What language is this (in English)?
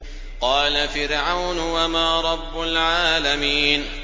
Arabic